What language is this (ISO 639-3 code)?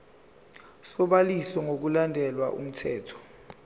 zul